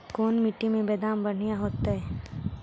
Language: Magahi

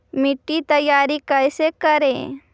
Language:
Magahi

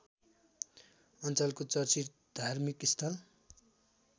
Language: Nepali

